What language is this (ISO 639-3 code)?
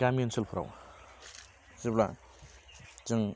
brx